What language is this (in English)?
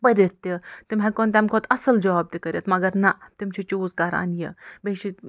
Kashmiri